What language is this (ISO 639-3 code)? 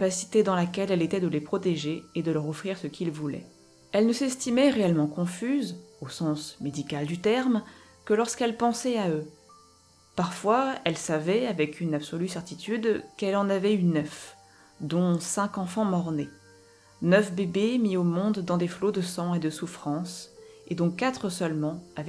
fra